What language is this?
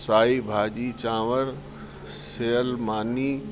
Sindhi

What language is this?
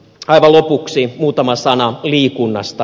Finnish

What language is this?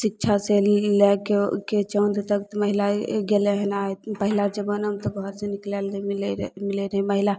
Maithili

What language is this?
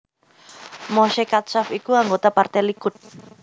Javanese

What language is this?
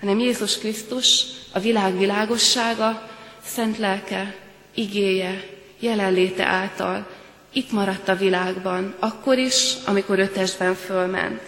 Hungarian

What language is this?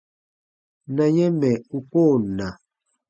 Baatonum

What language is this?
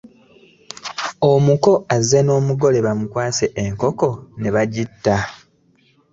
Ganda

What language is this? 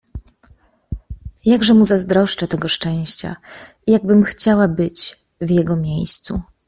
Polish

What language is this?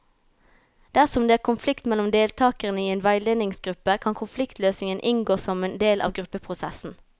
Norwegian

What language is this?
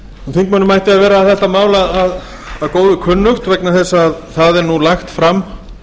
Icelandic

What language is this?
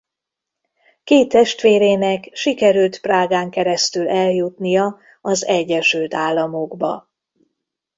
Hungarian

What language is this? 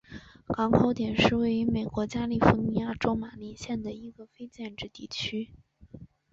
Chinese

